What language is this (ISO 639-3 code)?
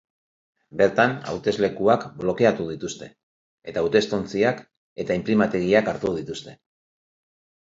eus